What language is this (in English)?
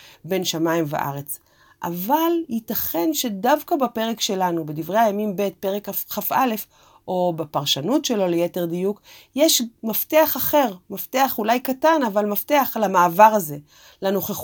Hebrew